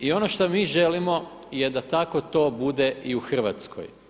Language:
Croatian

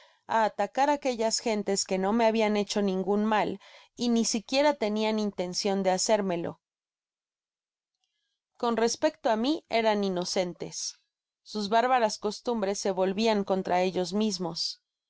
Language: Spanish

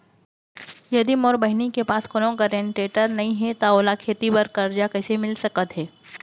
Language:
Chhattisgarhi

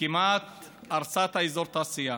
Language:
Hebrew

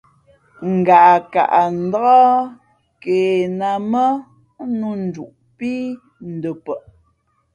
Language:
Fe'fe'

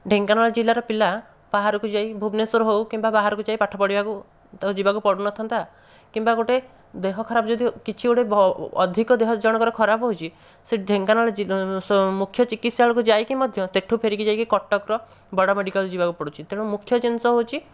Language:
Odia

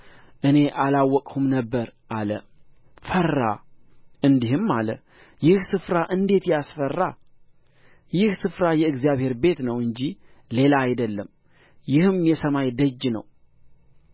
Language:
Amharic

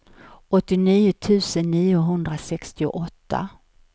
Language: Swedish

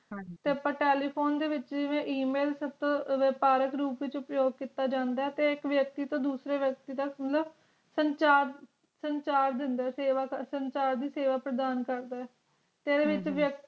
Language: Punjabi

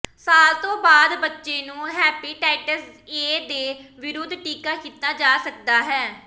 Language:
Punjabi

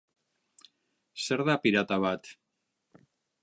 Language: Basque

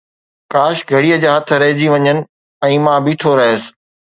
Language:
Sindhi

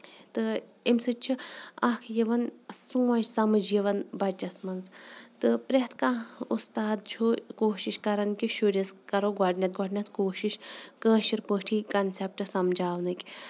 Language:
Kashmiri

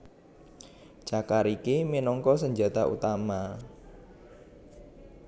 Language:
Javanese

